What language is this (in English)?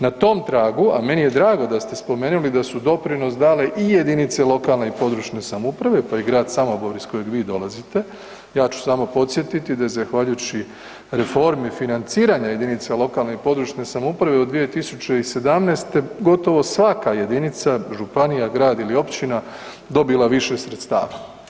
Croatian